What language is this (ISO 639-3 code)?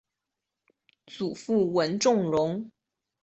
zho